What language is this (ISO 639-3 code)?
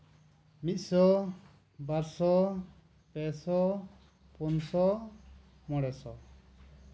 sat